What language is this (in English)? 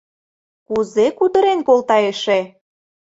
Mari